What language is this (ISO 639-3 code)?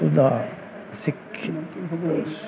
pan